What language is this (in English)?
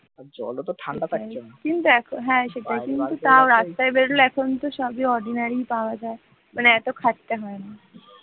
Bangla